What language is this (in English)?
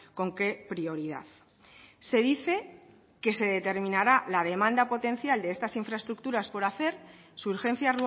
Spanish